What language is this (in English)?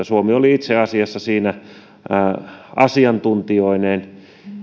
Finnish